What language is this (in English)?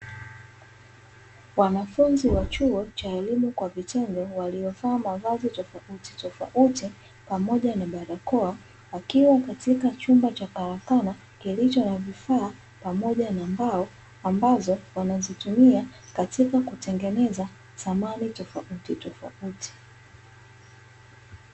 Swahili